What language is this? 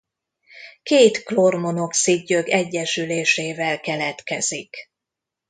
Hungarian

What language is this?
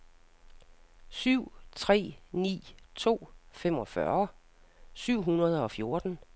Danish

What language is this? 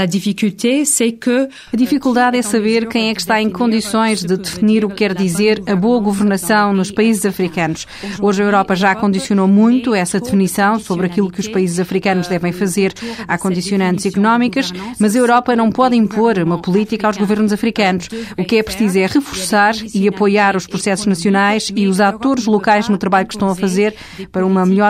Portuguese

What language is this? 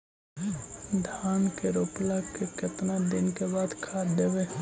Magahi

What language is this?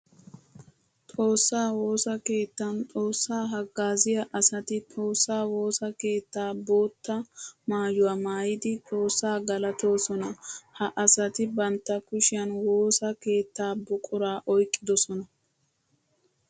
Wolaytta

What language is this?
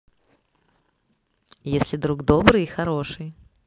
Russian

